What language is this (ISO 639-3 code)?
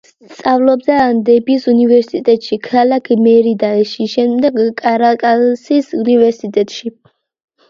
kat